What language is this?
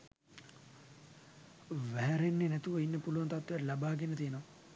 Sinhala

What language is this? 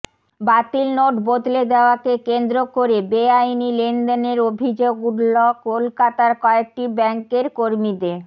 Bangla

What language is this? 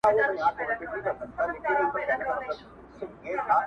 Pashto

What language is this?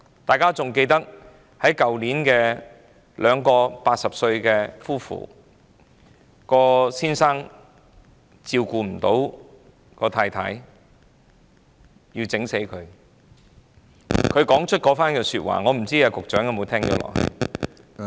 Cantonese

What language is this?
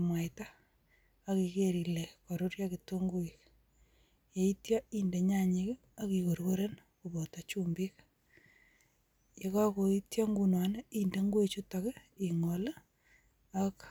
Kalenjin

